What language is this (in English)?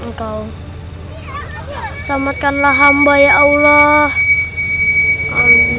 Indonesian